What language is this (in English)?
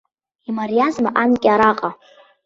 Abkhazian